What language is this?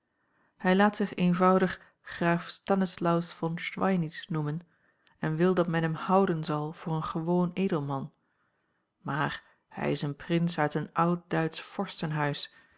Dutch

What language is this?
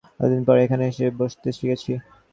Bangla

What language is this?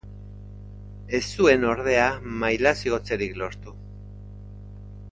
Basque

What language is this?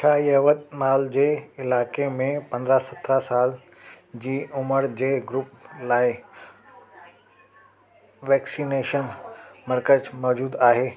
Sindhi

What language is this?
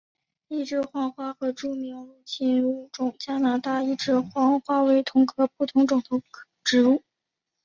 Chinese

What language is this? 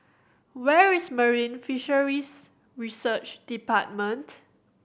English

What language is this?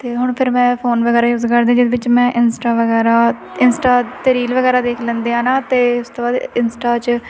Punjabi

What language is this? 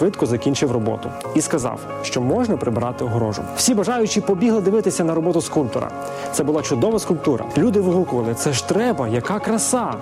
Ukrainian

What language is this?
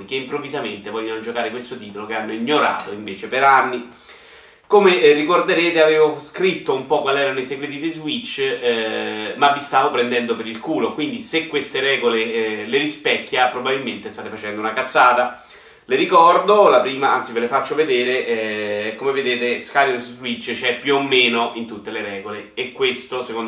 Italian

